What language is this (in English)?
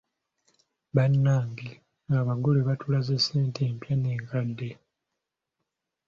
Ganda